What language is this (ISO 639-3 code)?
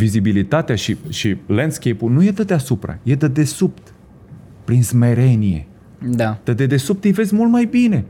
ron